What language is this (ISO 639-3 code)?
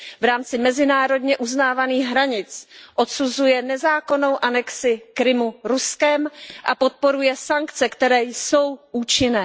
ces